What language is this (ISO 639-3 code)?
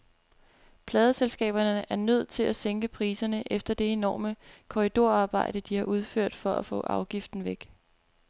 dan